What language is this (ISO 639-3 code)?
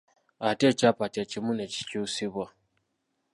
lug